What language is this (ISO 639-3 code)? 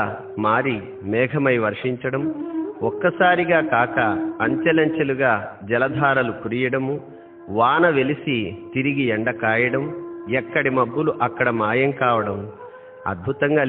tel